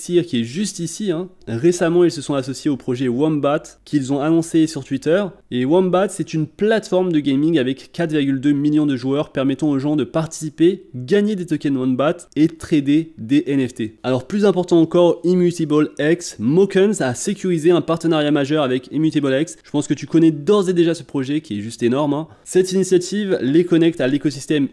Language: French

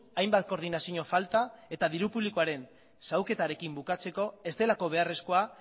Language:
Basque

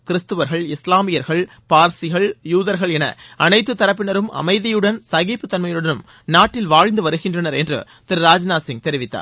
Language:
Tamil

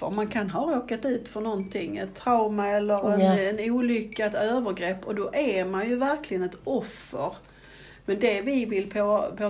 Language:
Swedish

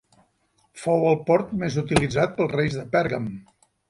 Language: Catalan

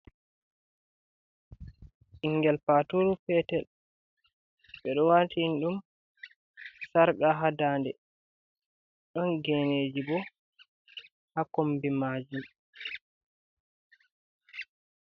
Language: Fula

